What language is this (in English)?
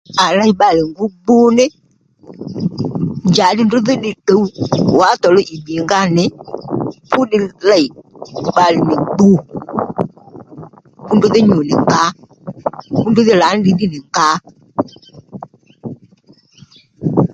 Lendu